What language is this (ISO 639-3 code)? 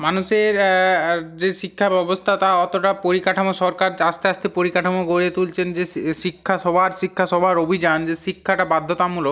ben